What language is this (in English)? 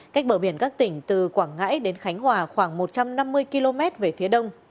Vietnamese